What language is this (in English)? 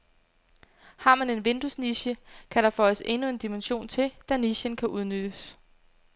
Danish